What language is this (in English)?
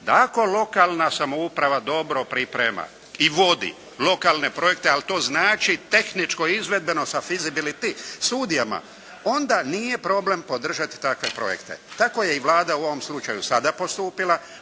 Croatian